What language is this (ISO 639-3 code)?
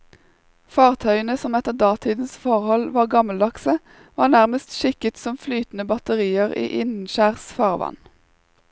nor